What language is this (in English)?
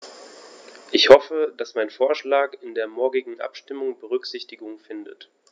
German